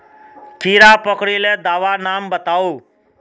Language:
Magahi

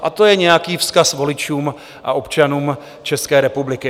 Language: Czech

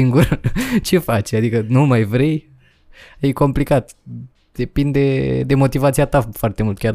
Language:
Romanian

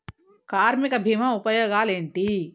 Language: Telugu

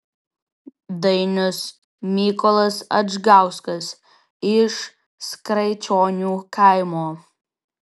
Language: Lithuanian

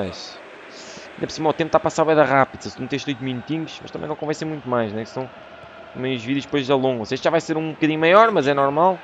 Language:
Portuguese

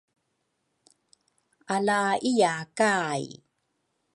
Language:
Rukai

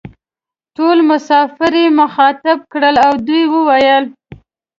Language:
Pashto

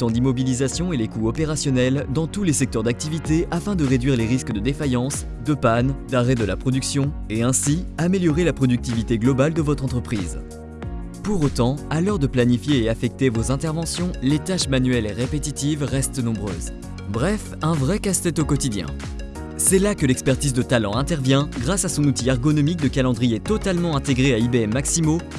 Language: French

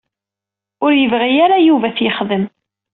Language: Kabyle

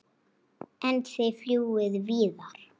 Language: Icelandic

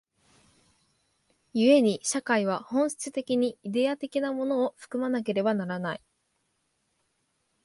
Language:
Japanese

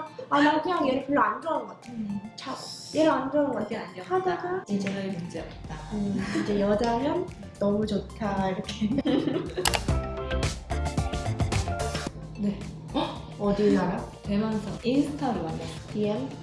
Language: Korean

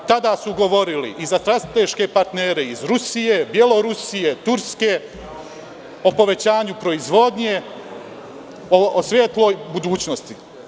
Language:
Serbian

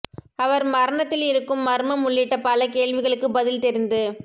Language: Tamil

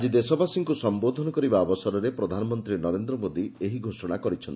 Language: Odia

